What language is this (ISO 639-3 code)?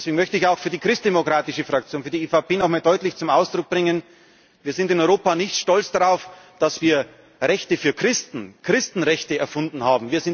deu